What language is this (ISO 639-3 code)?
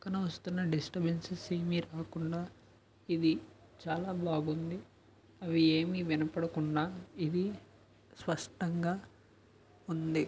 tel